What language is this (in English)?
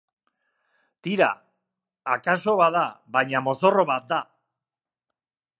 Basque